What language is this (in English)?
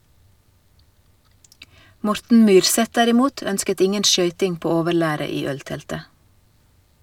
Norwegian